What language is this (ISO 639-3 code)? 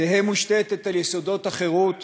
heb